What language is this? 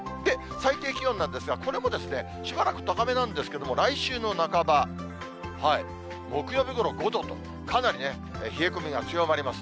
Japanese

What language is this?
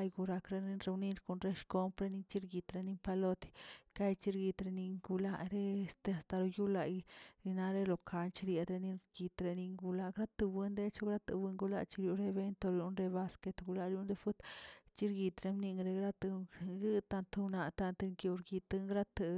Tilquiapan Zapotec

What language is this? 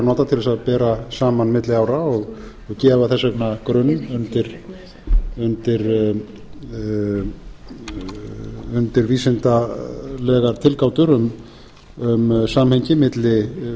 Icelandic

